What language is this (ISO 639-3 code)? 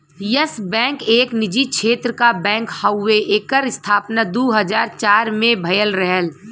bho